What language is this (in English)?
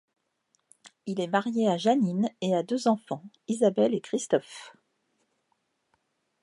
French